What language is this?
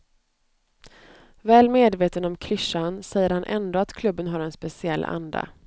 Swedish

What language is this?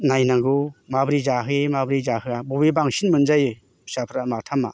Bodo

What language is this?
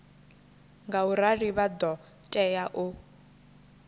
Venda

